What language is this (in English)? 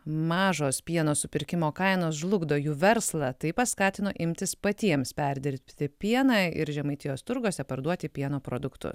Lithuanian